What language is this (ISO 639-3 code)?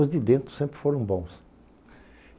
por